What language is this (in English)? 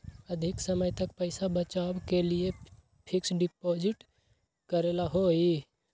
Magahi